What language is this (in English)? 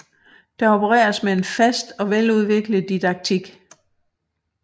Danish